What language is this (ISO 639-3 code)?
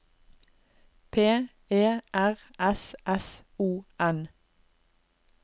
nor